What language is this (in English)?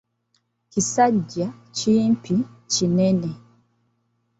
Ganda